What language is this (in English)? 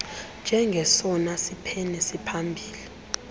Xhosa